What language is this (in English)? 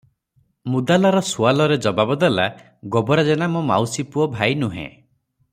Odia